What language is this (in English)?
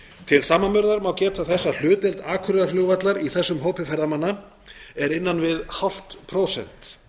Icelandic